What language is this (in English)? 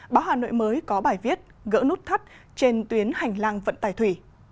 Vietnamese